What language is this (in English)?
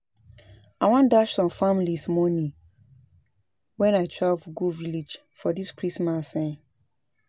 Nigerian Pidgin